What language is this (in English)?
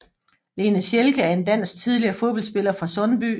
Danish